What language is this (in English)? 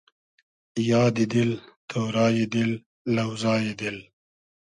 Hazaragi